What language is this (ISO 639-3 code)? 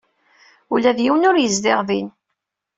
kab